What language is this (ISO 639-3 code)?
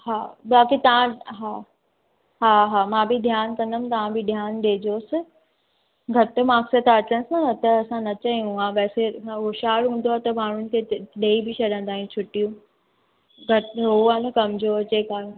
snd